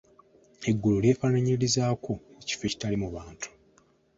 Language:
Ganda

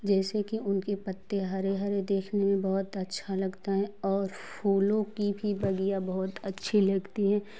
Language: Hindi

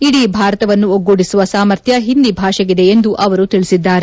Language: Kannada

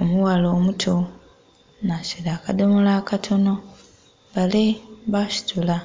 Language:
Soga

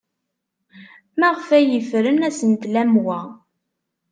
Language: Kabyle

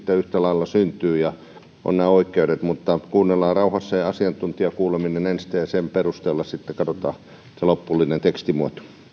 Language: Finnish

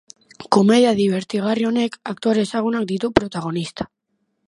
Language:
Basque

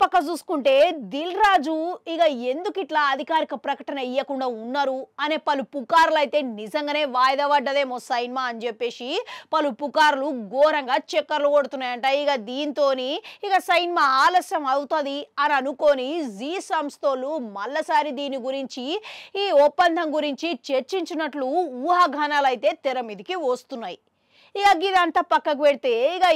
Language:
Romanian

